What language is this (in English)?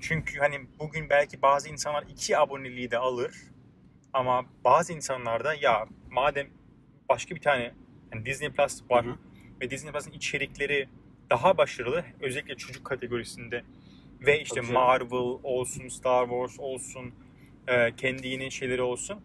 Turkish